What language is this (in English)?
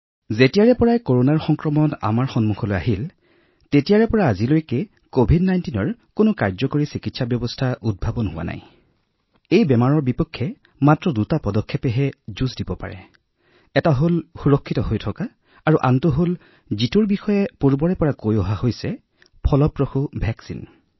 Assamese